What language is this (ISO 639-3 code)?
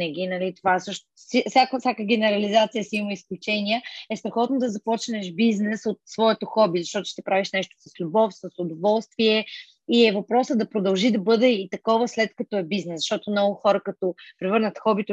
bul